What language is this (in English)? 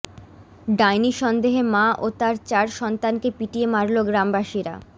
Bangla